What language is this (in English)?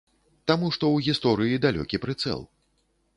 Belarusian